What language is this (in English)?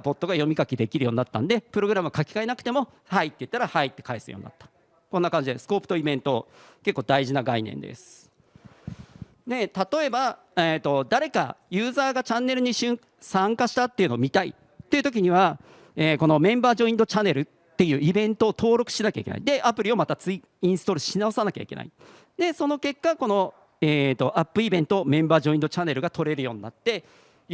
Japanese